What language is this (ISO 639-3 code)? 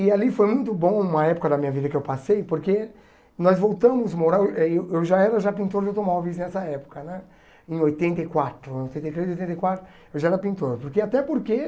por